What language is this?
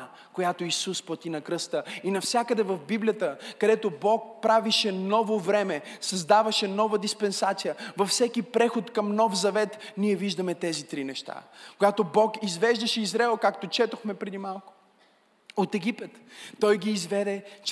Bulgarian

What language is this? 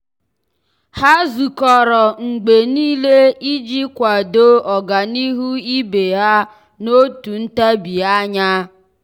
Igbo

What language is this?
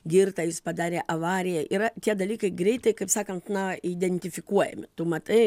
Lithuanian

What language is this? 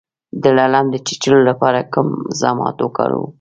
Pashto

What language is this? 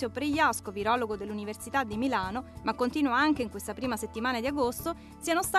Italian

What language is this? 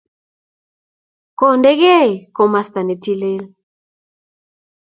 Kalenjin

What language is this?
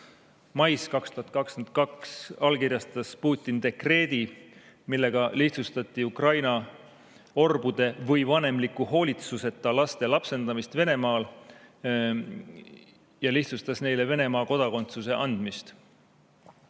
Estonian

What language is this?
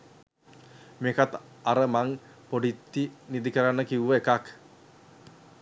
Sinhala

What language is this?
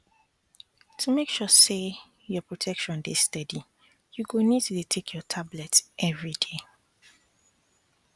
Nigerian Pidgin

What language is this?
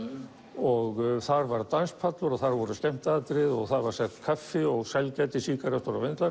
Icelandic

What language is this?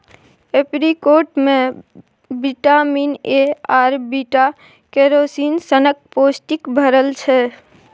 Maithili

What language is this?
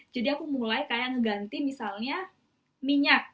Indonesian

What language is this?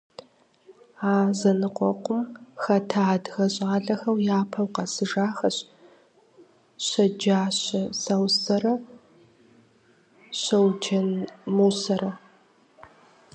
Kabardian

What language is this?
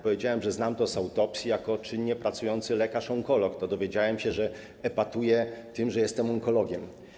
Polish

